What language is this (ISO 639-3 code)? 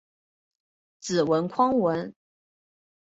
zho